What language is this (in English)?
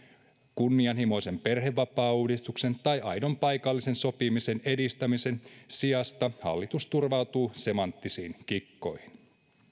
Finnish